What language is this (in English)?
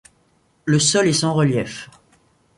French